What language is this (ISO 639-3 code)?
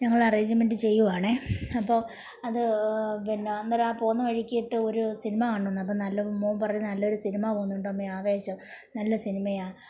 mal